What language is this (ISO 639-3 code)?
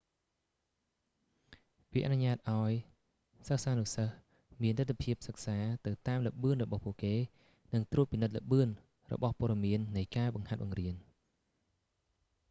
khm